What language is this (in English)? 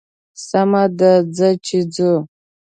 Pashto